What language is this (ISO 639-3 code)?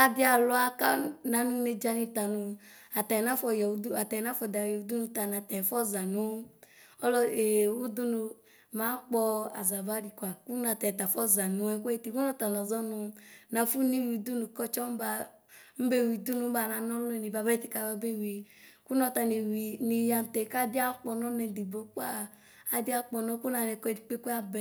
kpo